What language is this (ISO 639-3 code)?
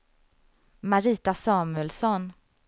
swe